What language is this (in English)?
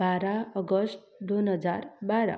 Konkani